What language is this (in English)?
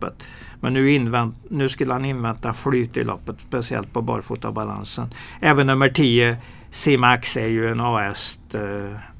Swedish